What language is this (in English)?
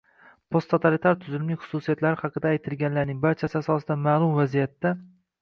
Uzbek